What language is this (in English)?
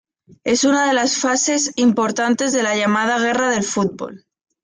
Spanish